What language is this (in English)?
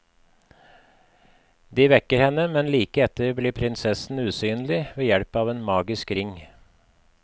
Norwegian